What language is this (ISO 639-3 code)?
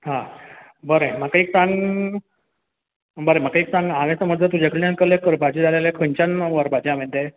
kok